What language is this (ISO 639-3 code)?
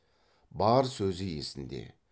kaz